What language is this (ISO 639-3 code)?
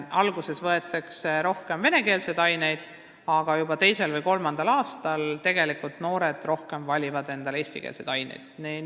est